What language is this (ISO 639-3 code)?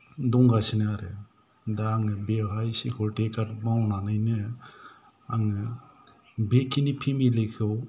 brx